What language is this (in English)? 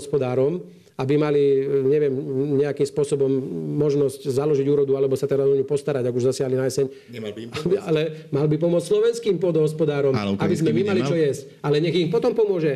Slovak